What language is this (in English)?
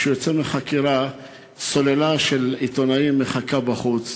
Hebrew